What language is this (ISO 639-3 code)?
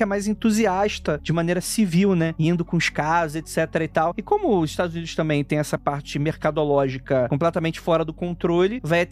por